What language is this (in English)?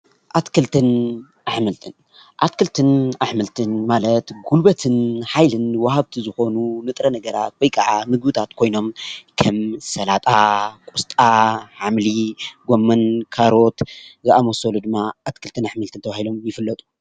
Tigrinya